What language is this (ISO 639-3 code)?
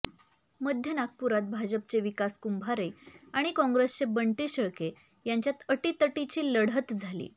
mar